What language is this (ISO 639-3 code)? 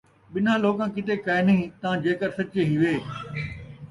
skr